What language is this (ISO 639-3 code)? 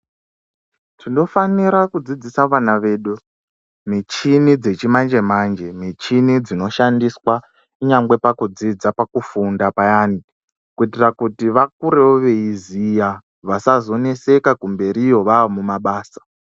ndc